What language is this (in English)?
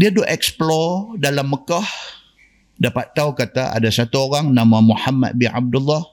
Malay